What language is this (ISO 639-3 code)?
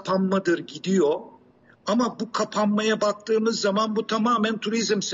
tur